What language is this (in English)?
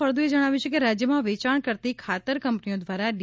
Gujarati